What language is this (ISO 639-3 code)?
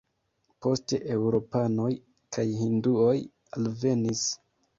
epo